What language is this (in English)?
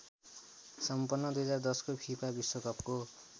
Nepali